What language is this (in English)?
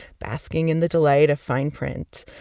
English